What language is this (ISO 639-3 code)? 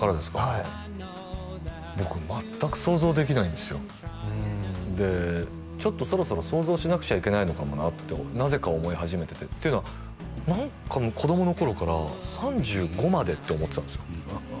jpn